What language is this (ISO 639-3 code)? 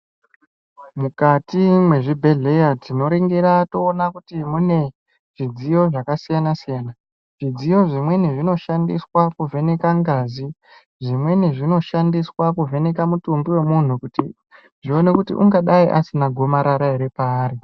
ndc